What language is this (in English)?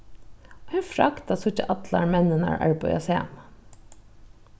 Faroese